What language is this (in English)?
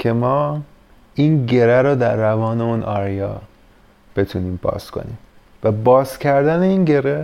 Persian